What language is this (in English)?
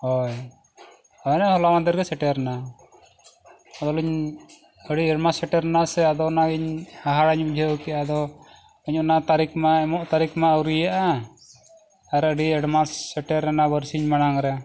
Santali